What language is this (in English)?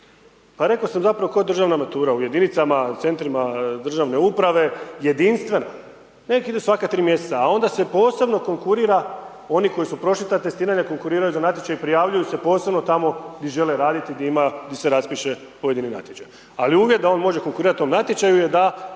Croatian